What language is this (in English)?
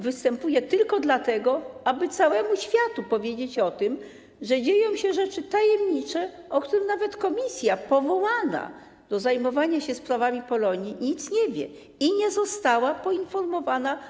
Polish